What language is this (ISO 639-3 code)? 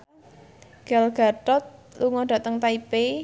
jav